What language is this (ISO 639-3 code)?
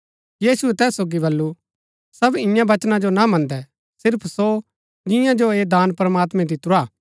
gbk